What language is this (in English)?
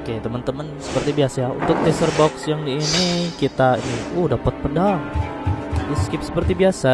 Indonesian